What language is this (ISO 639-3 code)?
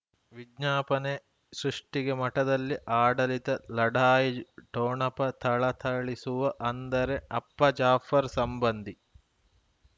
kan